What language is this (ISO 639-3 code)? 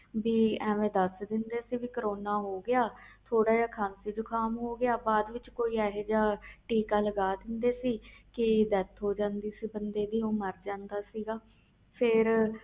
pan